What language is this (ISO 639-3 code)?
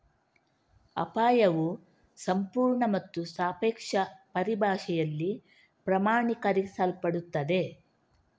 kan